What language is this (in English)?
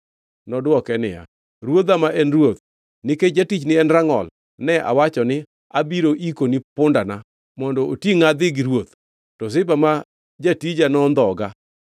Luo (Kenya and Tanzania)